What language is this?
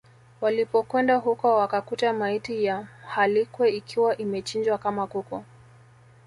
Swahili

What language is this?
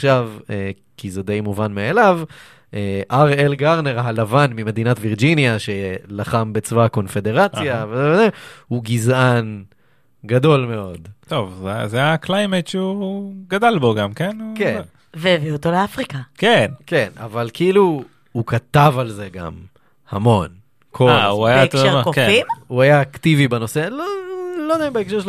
Hebrew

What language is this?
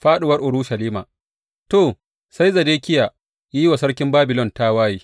Hausa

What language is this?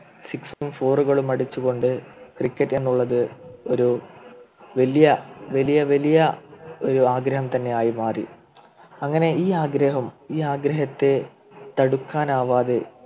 Malayalam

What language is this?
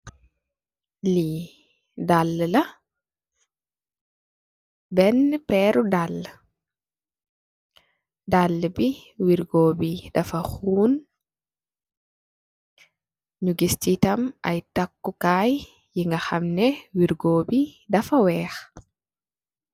Wolof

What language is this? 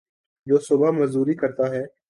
Urdu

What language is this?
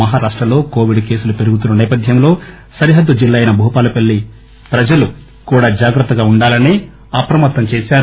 Telugu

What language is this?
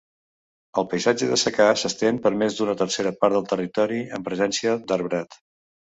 Catalan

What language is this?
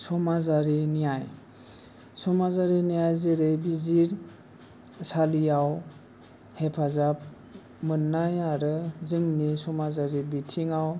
Bodo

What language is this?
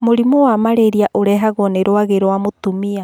Kikuyu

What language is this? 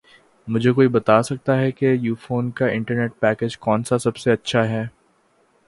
Urdu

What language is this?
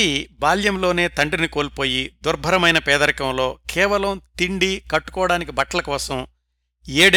Telugu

